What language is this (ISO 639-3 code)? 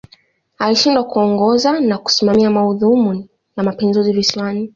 swa